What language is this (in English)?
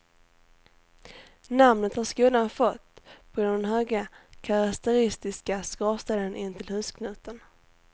Swedish